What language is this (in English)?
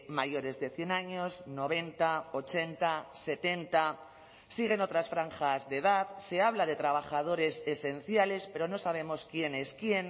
Spanish